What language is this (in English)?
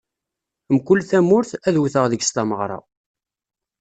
Kabyle